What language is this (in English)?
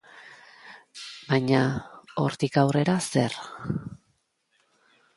Basque